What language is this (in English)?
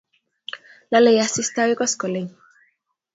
Kalenjin